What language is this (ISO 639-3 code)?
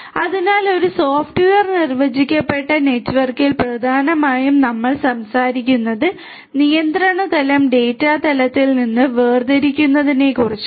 mal